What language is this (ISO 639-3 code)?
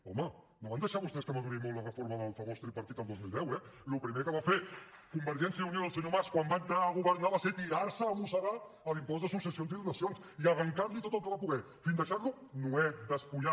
cat